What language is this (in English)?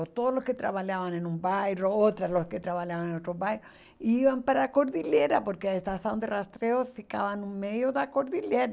Portuguese